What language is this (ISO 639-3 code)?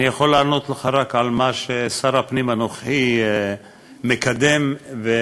heb